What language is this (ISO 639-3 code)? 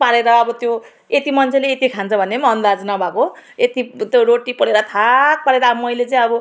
nep